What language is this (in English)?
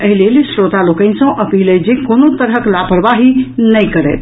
Maithili